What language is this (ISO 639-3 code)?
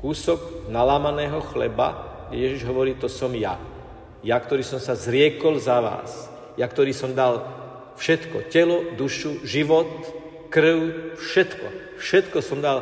slk